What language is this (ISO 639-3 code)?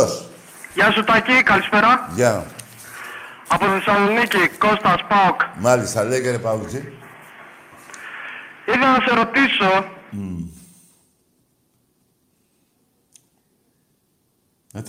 ell